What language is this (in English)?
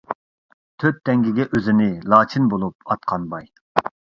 Uyghur